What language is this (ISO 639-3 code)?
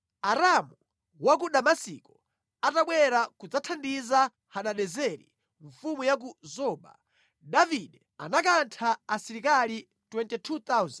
nya